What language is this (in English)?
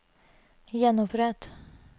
Norwegian